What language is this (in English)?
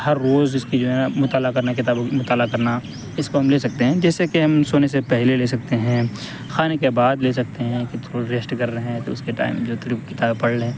Urdu